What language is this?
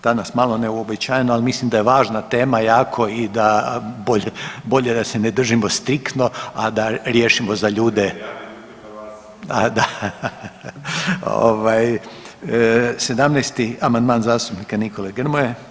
Croatian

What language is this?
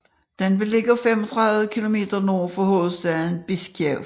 Danish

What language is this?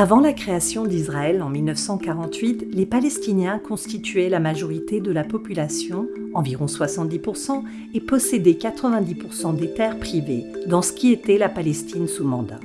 French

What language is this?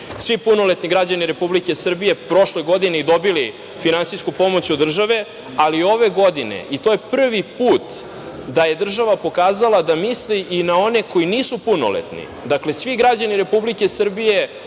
Serbian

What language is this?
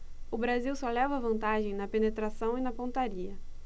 Portuguese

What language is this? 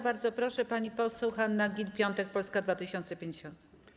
Polish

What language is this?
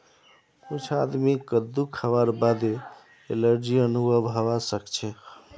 Magahi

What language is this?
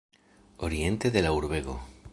Esperanto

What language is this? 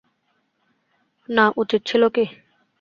Bangla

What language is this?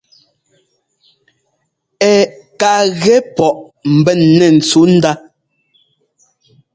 Ngomba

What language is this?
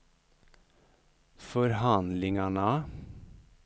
Swedish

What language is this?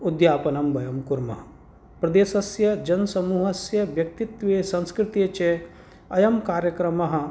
Sanskrit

